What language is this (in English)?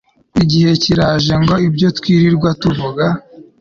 Kinyarwanda